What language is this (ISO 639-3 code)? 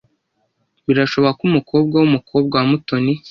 kin